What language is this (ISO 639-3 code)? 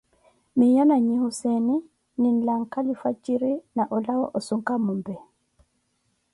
eko